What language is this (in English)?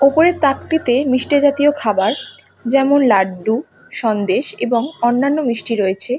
Bangla